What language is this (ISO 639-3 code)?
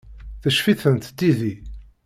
kab